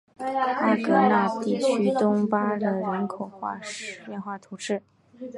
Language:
Chinese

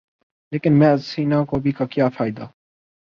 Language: Urdu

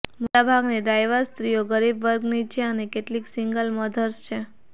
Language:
Gujarati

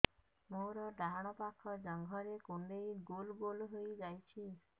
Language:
Odia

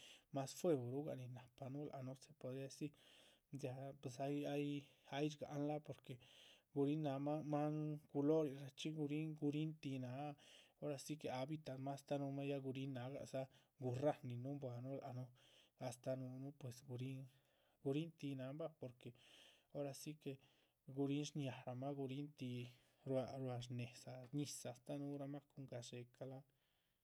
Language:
Chichicapan Zapotec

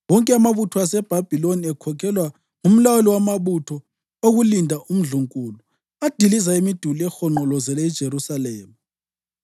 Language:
North Ndebele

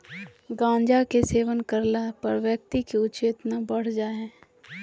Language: Magahi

